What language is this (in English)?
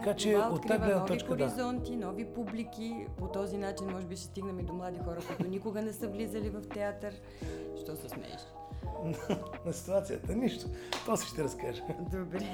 Bulgarian